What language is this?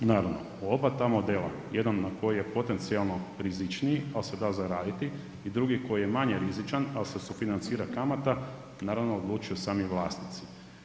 Croatian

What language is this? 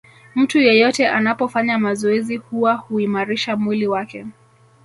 Swahili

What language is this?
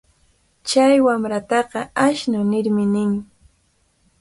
Cajatambo North Lima Quechua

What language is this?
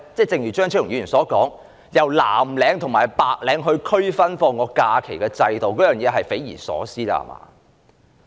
Cantonese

